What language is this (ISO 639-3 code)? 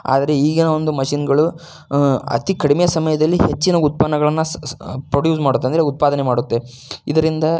kan